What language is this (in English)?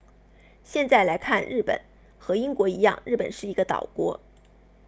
Chinese